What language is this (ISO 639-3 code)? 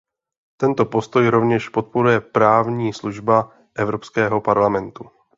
ces